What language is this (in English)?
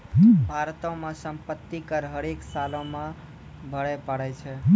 Maithili